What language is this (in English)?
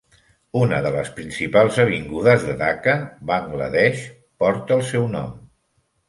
Catalan